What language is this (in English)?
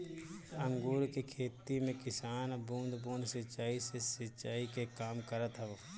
Bhojpuri